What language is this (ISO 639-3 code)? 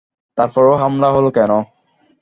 ben